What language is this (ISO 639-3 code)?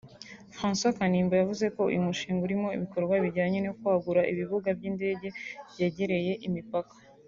kin